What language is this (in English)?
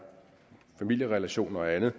Danish